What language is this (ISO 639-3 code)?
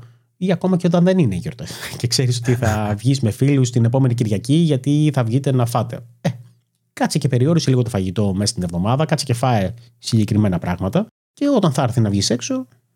ell